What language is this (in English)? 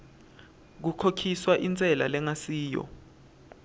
Swati